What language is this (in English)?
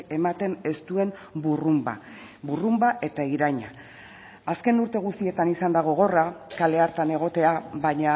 Basque